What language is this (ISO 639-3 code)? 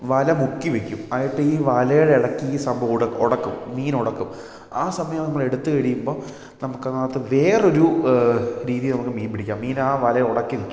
mal